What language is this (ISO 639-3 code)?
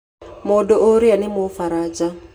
kik